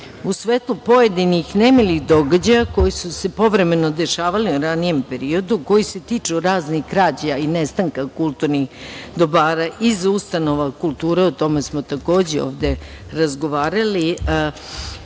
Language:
Serbian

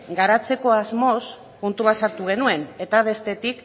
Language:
Basque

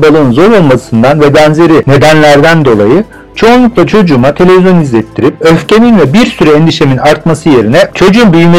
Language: Turkish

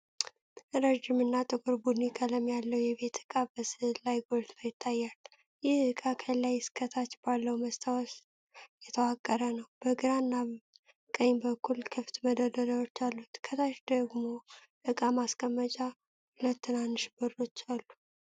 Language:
Amharic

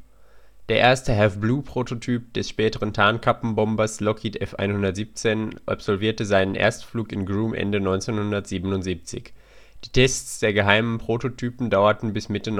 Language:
German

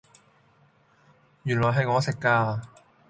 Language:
Cantonese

